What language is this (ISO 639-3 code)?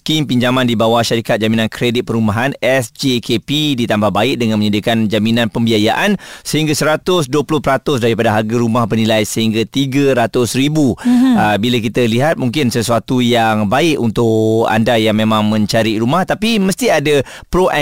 msa